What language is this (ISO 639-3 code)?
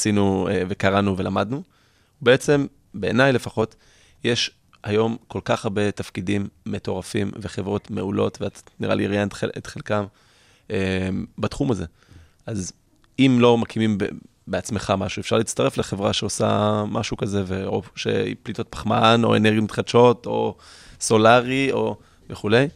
heb